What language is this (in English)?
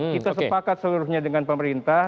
Indonesian